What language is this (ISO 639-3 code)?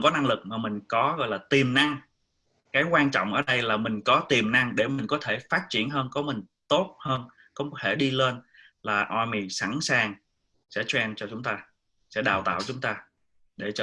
vie